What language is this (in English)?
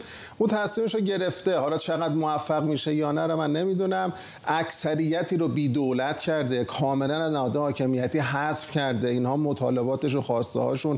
Persian